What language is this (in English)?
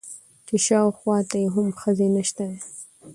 Pashto